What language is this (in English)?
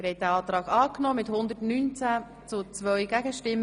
Swiss German